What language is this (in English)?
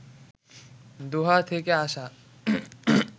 Bangla